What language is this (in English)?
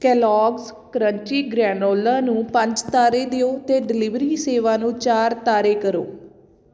Punjabi